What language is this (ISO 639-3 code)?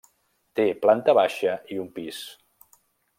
cat